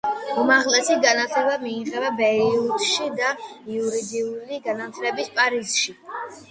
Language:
Georgian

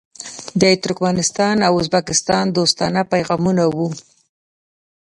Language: Pashto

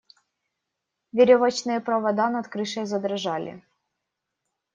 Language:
Russian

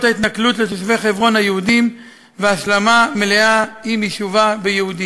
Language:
Hebrew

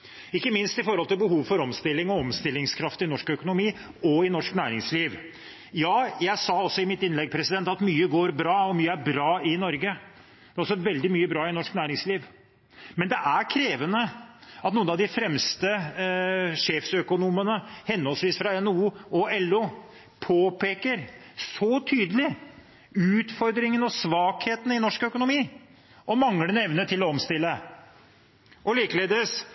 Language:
Norwegian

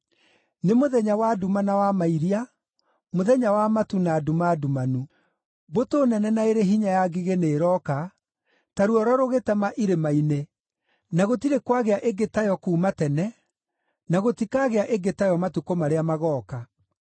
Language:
Kikuyu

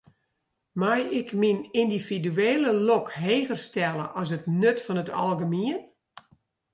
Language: Western Frisian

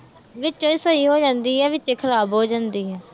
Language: Punjabi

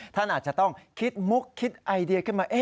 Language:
Thai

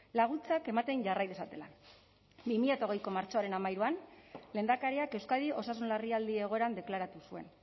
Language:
Basque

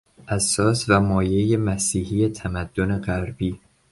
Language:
Persian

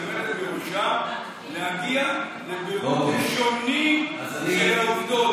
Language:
Hebrew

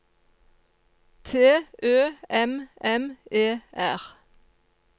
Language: Norwegian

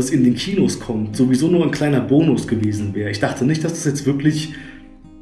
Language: German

